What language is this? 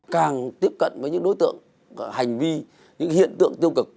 Vietnamese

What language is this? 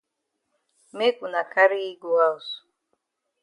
Cameroon Pidgin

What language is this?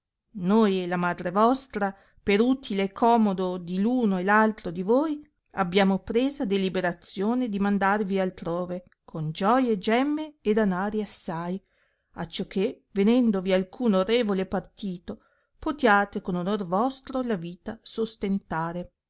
Italian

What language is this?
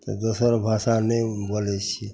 Maithili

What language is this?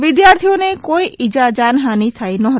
Gujarati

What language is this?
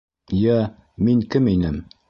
Bashkir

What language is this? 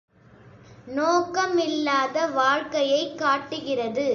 Tamil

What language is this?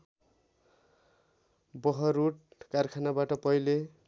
Nepali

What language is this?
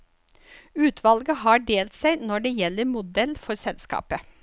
Norwegian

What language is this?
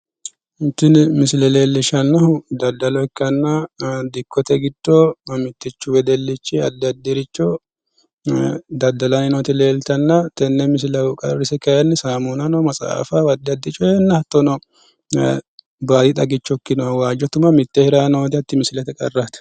Sidamo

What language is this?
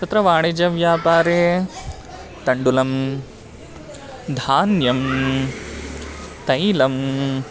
Sanskrit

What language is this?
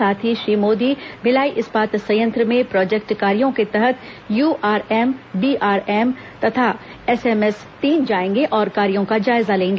Hindi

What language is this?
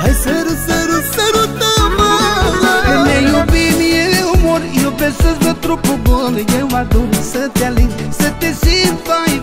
Romanian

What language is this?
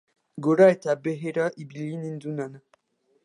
Basque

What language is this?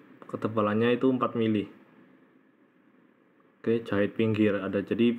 Indonesian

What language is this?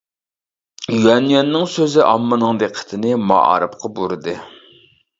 Uyghur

